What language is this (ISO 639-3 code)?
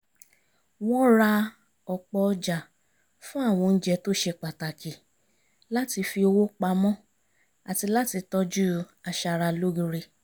yor